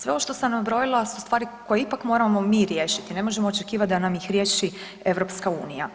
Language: Croatian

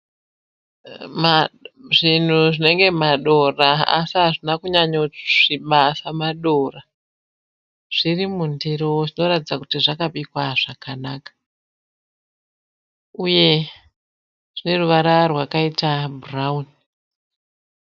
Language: Shona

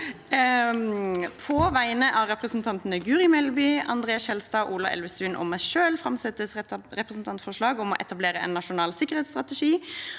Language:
Norwegian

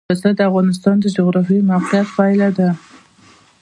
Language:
Pashto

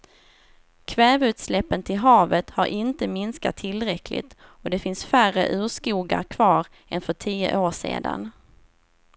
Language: Swedish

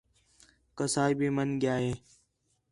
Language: Khetrani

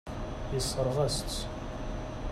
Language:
Kabyle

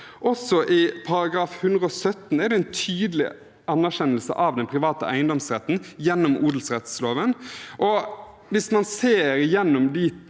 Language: Norwegian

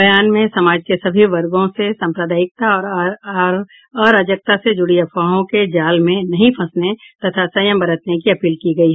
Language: Hindi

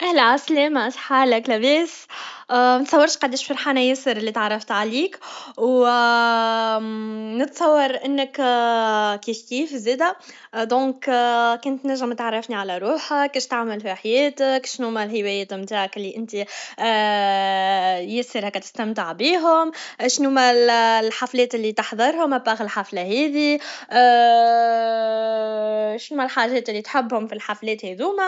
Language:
Tunisian Arabic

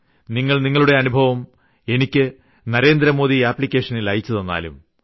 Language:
Malayalam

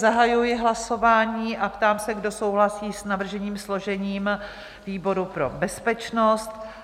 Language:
Czech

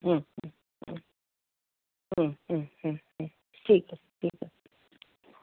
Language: Bangla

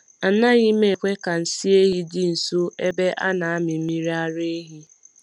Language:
Igbo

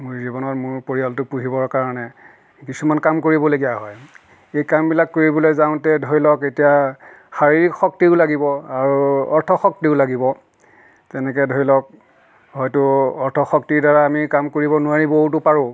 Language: Assamese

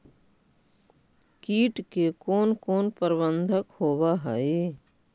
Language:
Magahi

